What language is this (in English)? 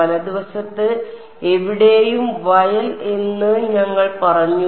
Malayalam